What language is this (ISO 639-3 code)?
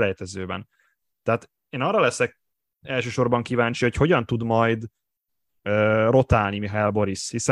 hun